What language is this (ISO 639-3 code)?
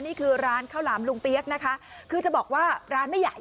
tha